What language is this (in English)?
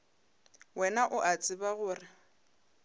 Northern Sotho